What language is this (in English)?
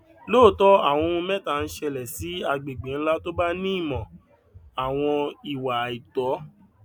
Yoruba